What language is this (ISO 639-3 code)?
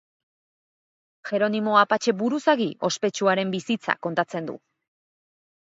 eus